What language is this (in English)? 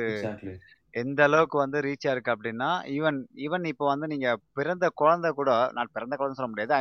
Tamil